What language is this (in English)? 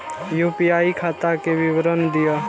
Maithili